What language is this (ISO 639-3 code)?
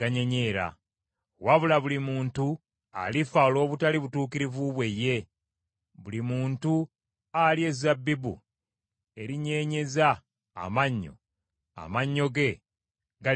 lug